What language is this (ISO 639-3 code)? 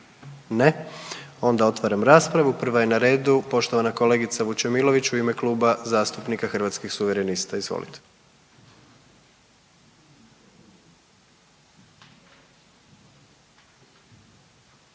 hrv